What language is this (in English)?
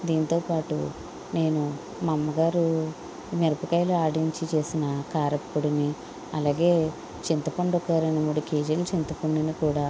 Telugu